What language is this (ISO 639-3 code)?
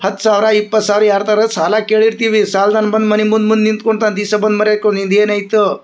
kan